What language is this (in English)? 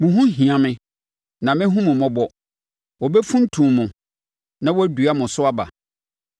Akan